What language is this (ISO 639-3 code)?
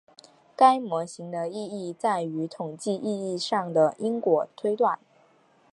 zho